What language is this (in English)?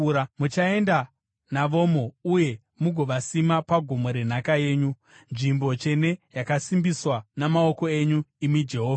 Shona